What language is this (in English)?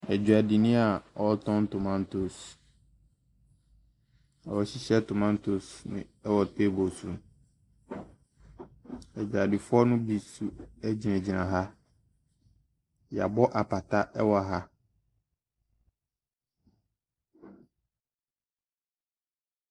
Akan